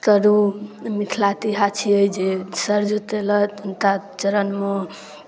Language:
Maithili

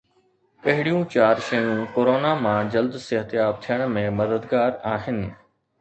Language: Sindhi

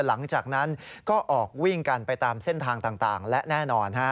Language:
Thai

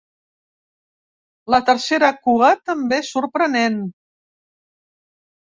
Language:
Catalan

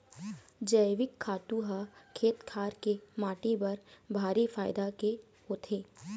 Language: Chhattisgarhi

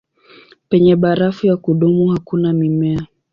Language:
Swahili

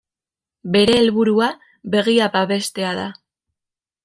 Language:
Basque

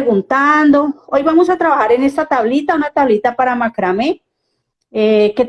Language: Spanish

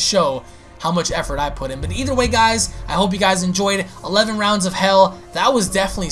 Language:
English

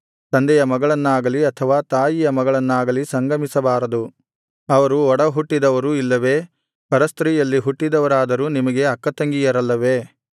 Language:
Kannada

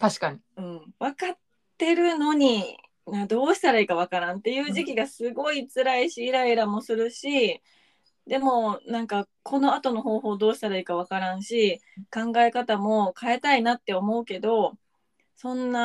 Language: Japanese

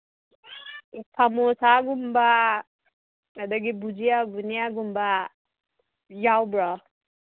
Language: Manipuri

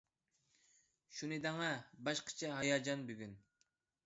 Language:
Uyghur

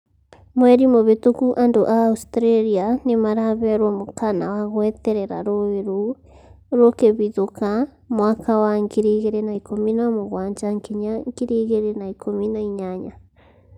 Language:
Kikuyu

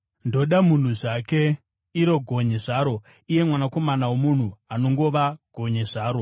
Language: Shona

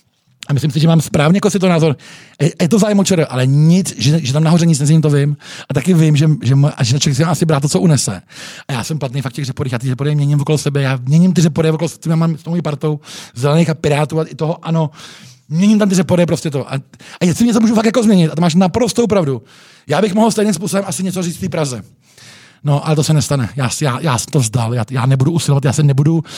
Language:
Czech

